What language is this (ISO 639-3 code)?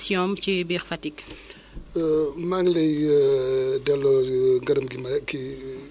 wol